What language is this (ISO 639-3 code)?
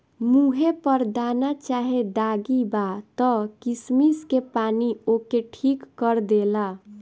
bho